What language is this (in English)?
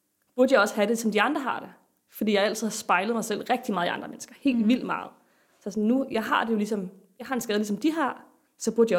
Danish